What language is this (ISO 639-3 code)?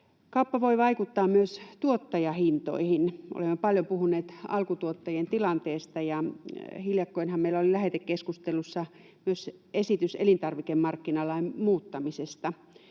fin